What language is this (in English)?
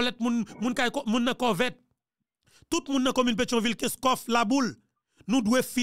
French